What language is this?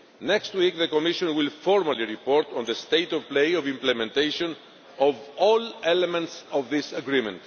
English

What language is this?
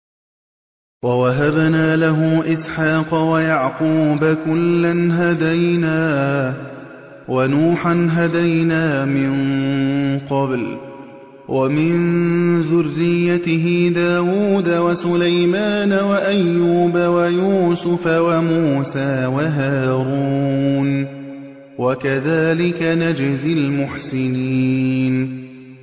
Arabic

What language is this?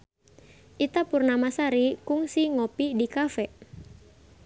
Sundanese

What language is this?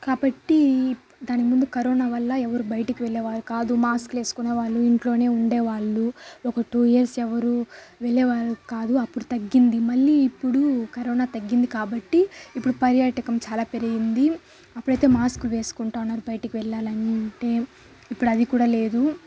Telugu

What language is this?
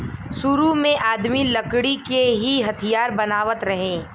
Bhojpuri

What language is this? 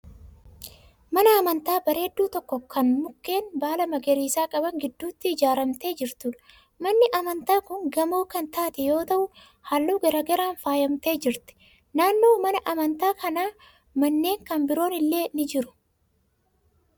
Oromo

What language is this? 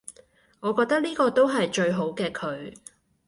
Cantonese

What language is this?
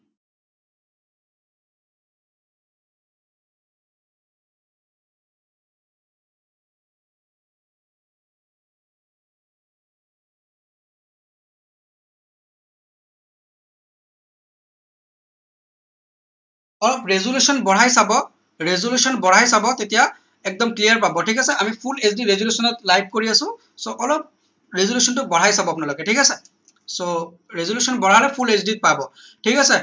Assamese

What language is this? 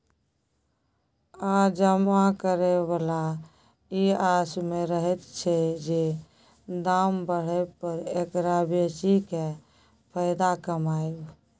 Maithili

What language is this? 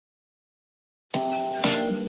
Chinese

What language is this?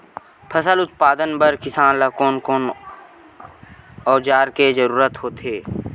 Chhattisgarhi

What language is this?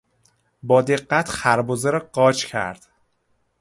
Persian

